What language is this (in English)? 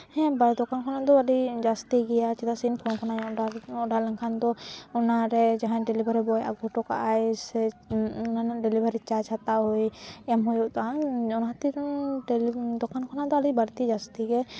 Santali